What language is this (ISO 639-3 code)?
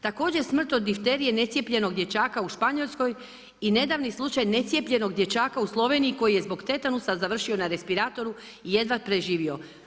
hrv